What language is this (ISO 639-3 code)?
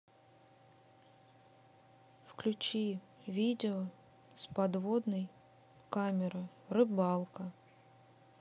rus